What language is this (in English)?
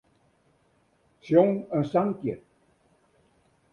Western Frisian